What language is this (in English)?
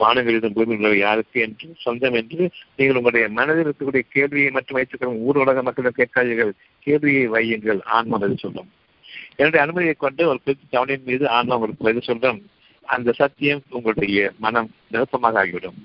Tamil